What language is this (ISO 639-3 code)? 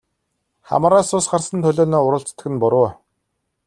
mon